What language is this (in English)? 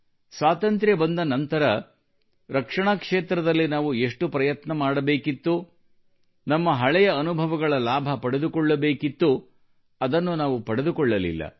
Kannada